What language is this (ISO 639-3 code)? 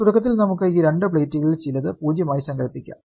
mal